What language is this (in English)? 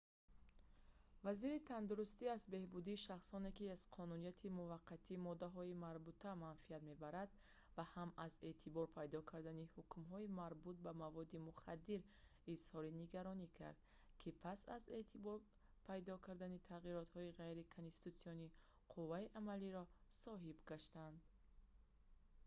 Tajik